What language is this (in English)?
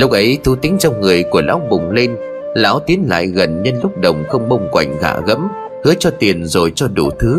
Vietnamese